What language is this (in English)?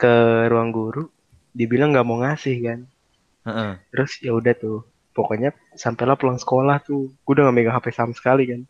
Indonesian